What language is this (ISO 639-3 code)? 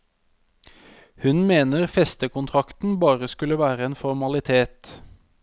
nor